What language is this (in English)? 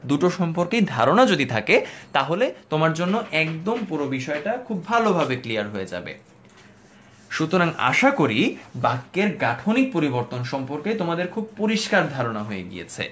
Bangla